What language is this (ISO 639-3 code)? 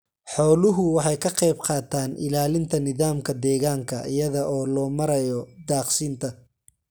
som